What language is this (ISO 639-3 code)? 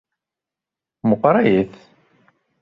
kab